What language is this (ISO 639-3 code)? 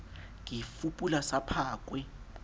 sot